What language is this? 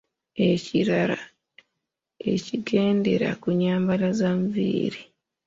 Ganda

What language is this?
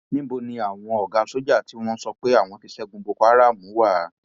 Yoruba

